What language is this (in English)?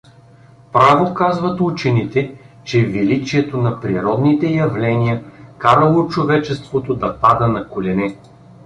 Bulgarian